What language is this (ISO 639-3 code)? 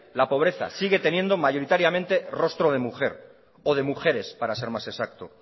spa